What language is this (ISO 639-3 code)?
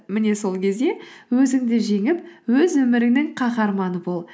kaz